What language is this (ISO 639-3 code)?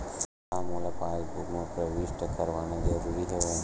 hne